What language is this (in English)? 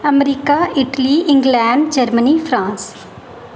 Dogri